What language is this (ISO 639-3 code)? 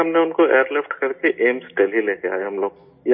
urd